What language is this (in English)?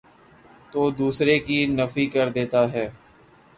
Urdu